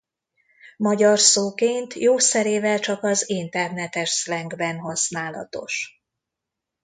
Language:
Hungarian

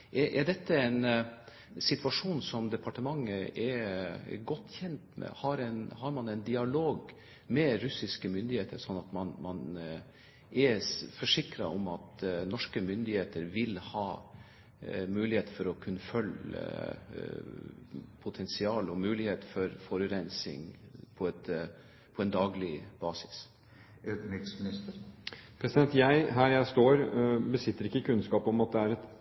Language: Norwegian Bokmål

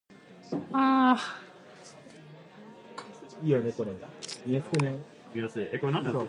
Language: English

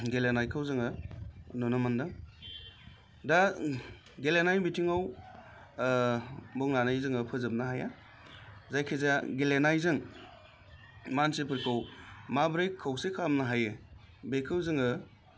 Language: Bodo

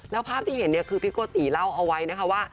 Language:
Thai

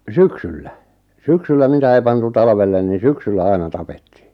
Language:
Finnish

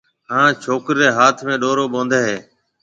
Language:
Marwari (Pakistan)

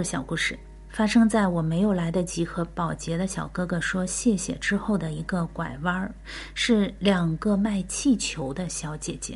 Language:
Chinese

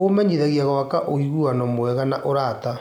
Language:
Kikuyu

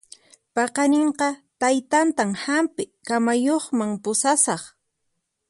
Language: Puno Quechua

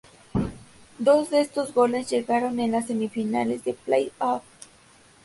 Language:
Spanish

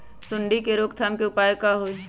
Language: Magahi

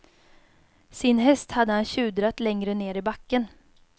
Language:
Swedish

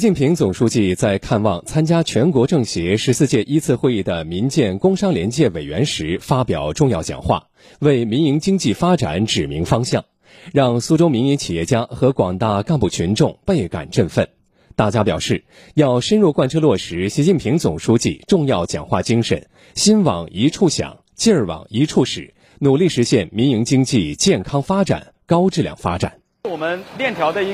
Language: Chinese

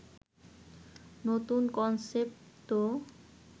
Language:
Bangla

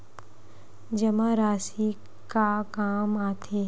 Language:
Chhattisgarhi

